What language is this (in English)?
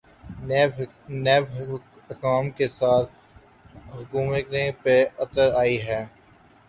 Urdu